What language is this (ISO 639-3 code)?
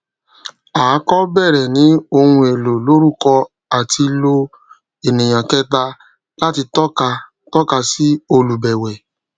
yor